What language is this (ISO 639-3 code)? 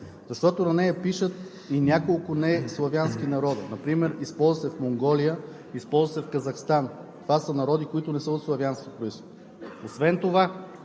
bul